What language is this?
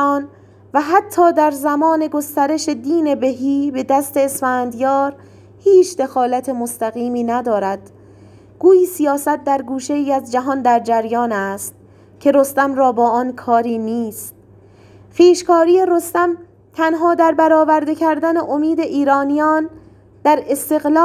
Persian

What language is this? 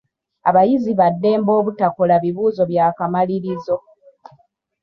Ganda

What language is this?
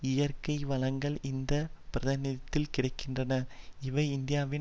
Tamil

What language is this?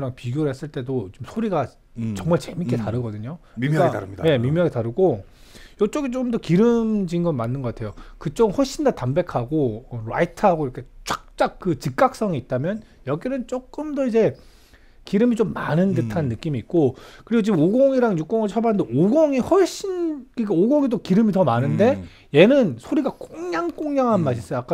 Korean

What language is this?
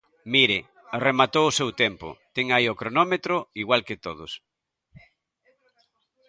Galician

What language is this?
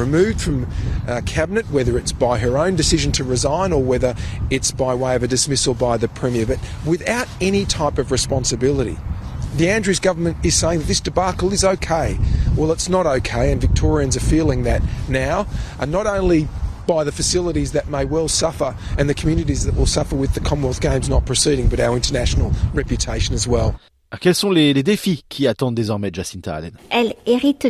French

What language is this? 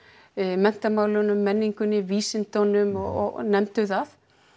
Icelandic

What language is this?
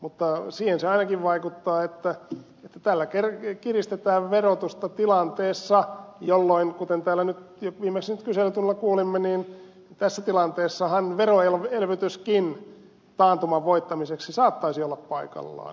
Finnish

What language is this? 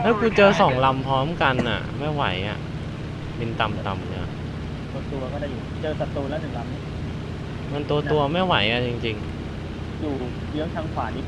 Thai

